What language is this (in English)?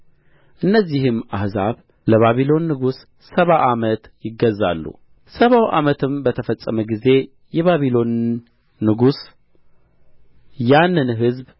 Amharic